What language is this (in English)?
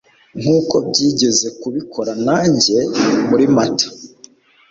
Kinyarwanda